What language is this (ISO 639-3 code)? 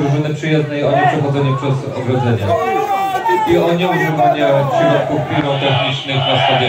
pol